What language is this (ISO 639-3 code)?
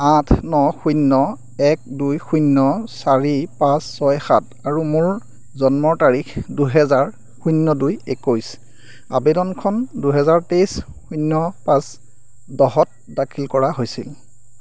asm